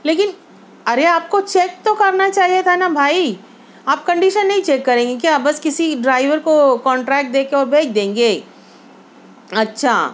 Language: Urdu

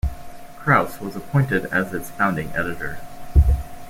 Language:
English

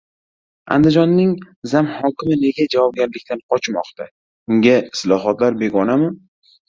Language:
Uzbek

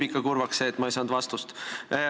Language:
Estonian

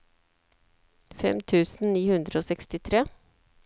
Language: Norwegian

